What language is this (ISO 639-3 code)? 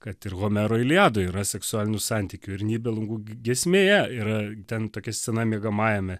lit